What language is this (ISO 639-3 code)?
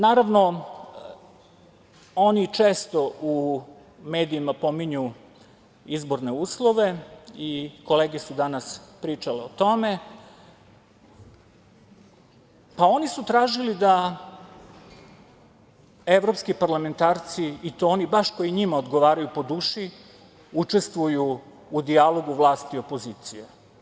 srp